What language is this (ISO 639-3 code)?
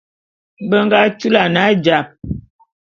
bum